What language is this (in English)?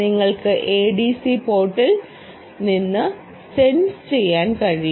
Malayalam